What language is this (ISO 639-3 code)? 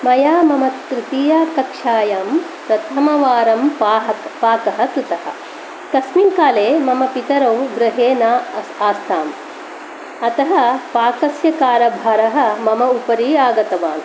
san